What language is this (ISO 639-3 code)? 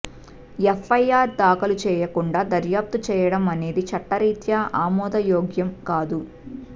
tel